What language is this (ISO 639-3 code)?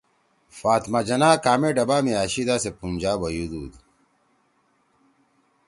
trw